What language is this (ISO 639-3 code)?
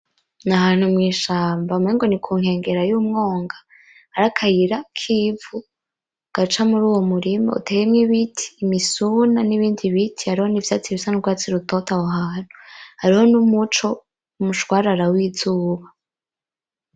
run